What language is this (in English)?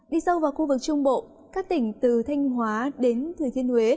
Vietnamese